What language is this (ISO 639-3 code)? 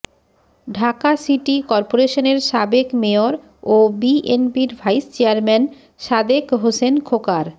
ben